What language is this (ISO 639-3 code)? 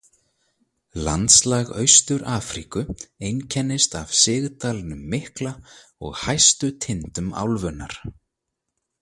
isl